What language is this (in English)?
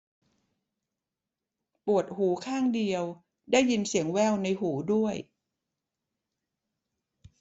Thai